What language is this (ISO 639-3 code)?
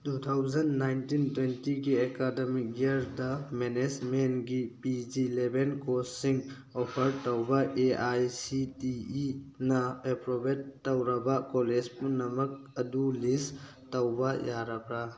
mni